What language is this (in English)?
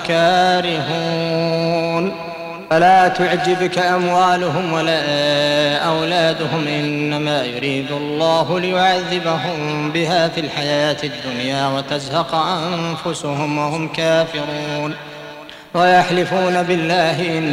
Arabic